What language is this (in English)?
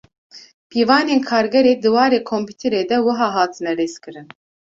Kurdish